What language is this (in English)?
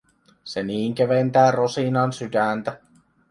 Finnish